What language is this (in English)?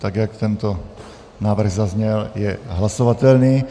Czech